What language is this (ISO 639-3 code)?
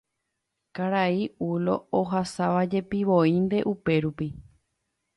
grn